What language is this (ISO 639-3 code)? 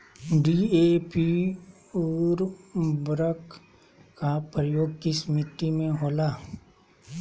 mag